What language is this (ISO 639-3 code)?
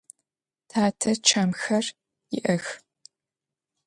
ady